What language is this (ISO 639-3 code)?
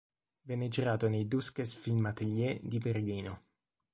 ita